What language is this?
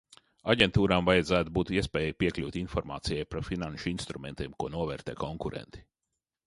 Latvian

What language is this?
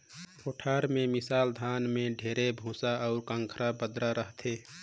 Chhattisgarhi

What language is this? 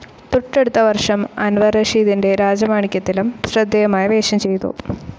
Malayalam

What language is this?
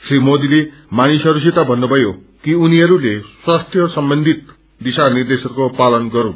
Nepali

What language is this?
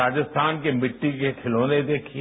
Hindi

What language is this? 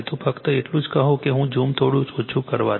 Gujarati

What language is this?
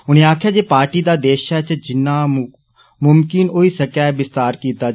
Dogri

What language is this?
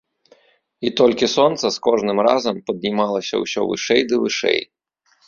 Belarusian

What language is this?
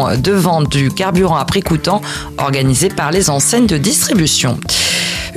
French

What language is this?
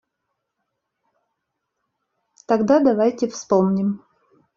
Russian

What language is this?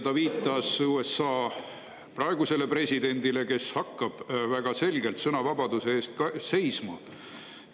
Estonian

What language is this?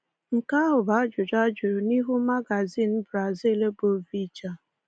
Igbo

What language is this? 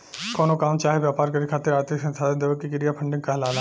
Bhojpuri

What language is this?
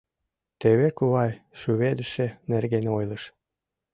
Mari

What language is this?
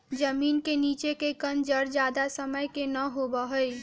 Magahi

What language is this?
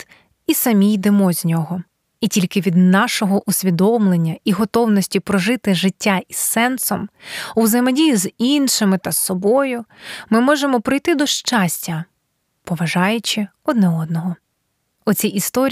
Ukrainian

